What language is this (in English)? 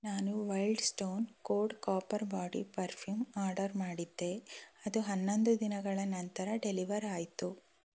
Kannada